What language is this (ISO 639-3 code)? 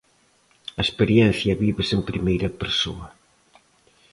glg